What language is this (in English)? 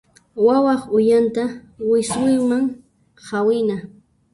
Puno Quechua